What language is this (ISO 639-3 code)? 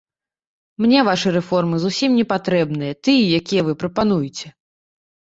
bel